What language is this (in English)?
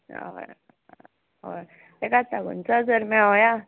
Konkani